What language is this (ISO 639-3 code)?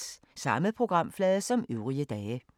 dan